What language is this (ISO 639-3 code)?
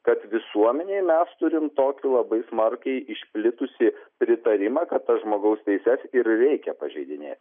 lit